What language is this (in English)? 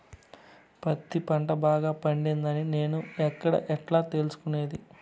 Telugu